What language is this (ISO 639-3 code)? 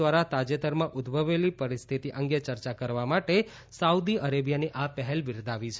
guj